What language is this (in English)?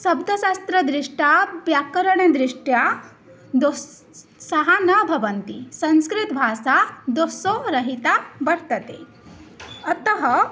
Sanskrit